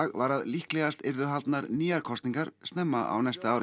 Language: Icelandic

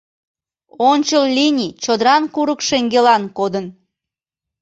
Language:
Mari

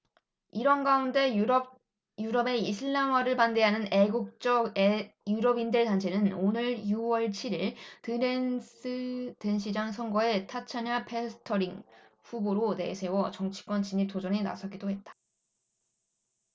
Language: Korean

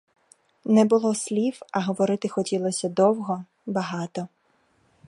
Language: Ukrainian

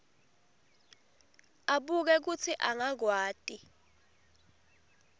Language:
Swati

